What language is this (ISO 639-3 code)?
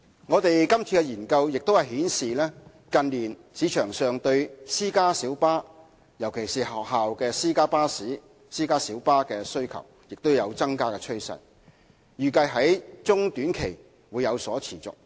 yue